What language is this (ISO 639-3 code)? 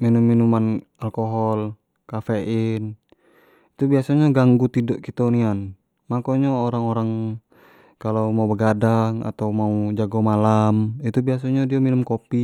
jax